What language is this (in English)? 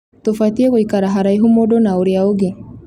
Kikuyu